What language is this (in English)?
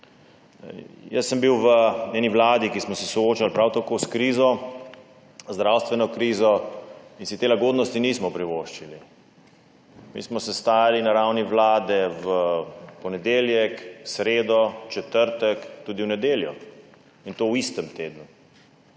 Slovenian